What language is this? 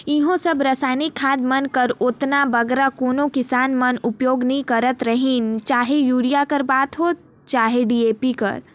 Chhattisgarhi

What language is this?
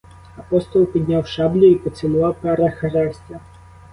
Ukrainian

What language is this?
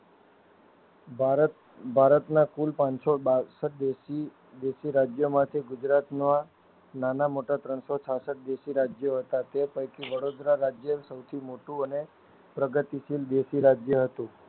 Gujarati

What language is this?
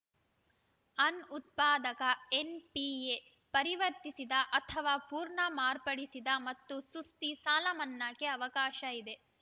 Kannada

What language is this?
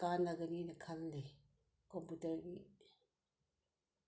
Manipuri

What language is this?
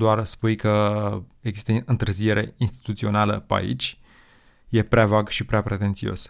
Romanian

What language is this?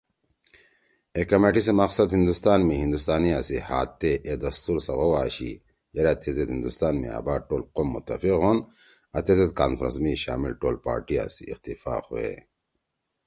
Torwali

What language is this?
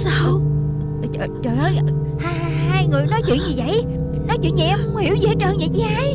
Vietnamese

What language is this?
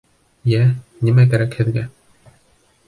Bashkir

